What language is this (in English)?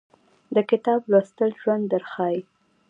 Pashto